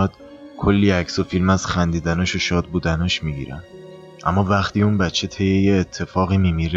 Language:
Persian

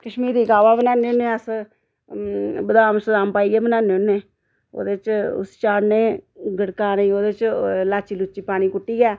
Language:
Dogri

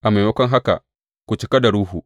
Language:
Hausa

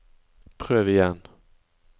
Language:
Norwegian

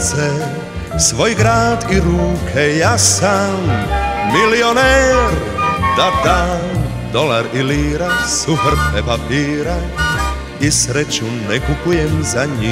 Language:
Croatian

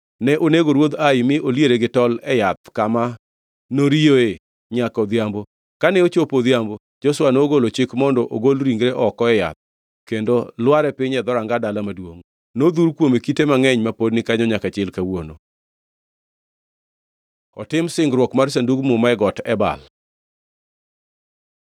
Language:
Luo (Kenya and Tanzania)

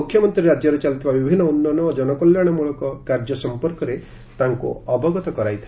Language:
Odia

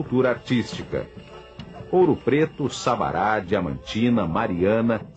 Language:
Portuguese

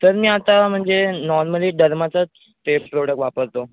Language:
Marathi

